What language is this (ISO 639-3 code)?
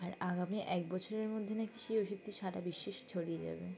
ben